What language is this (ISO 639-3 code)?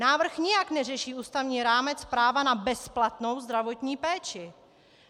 ces